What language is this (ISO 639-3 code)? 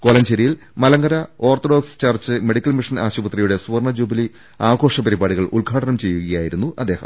mal